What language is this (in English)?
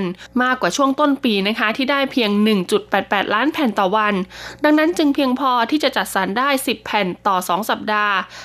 Thai